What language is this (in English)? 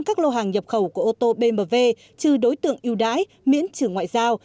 Vietnamese